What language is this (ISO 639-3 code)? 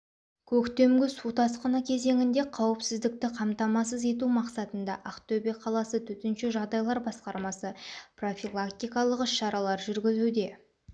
kaz